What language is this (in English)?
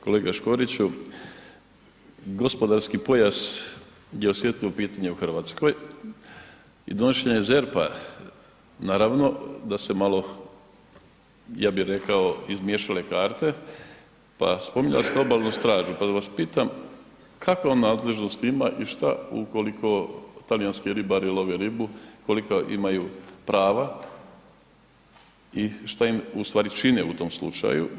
Croatian